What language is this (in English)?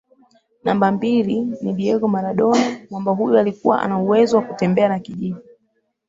Swahili